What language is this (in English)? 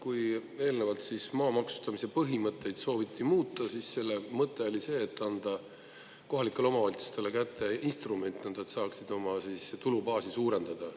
Estonian